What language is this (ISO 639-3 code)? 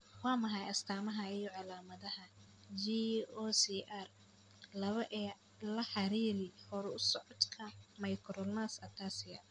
som